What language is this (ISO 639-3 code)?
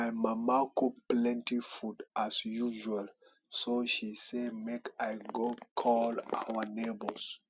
pcm